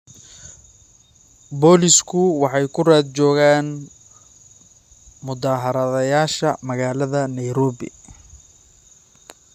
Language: Somali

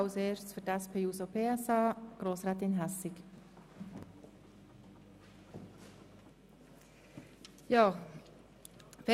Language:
Swiss German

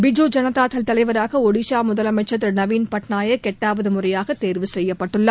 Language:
Tamil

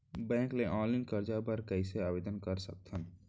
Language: Chhattisgarhi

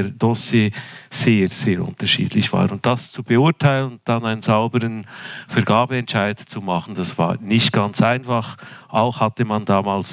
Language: German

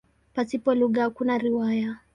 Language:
Swahili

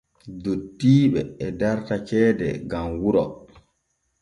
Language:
Borgu Fulfulde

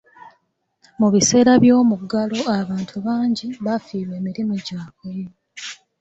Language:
Ganda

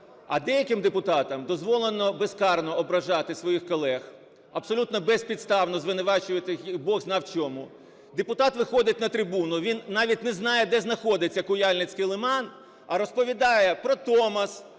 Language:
Ukrainian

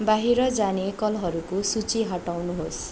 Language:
Nepali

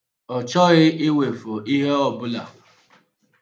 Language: Igbo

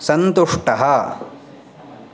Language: Sanskrit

